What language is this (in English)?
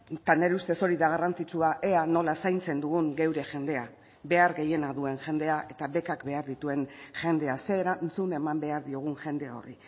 Basque